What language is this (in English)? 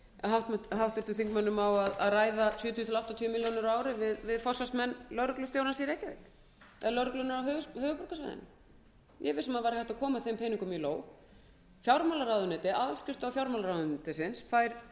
Icelandic